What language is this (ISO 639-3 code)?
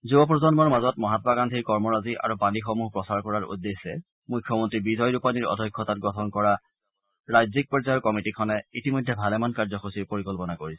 asm